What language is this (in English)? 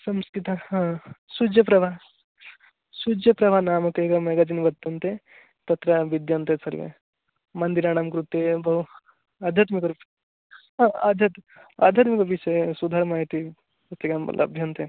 Sanskrit